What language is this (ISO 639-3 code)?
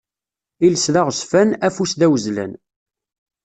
kab